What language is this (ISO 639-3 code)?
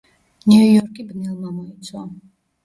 kat